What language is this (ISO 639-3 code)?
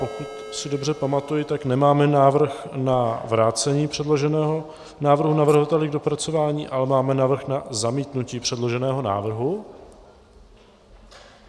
ces